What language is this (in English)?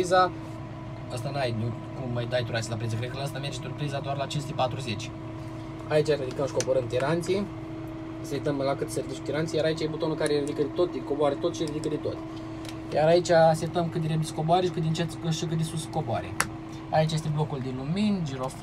Romanian